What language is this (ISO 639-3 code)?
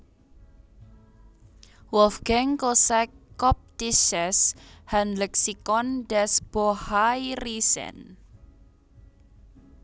jav